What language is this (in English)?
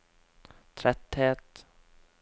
Norwegian